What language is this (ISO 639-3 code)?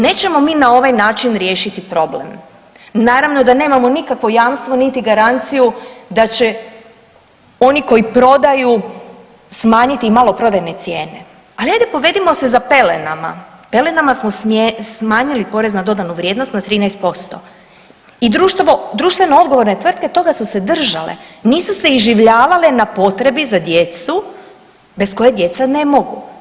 hrv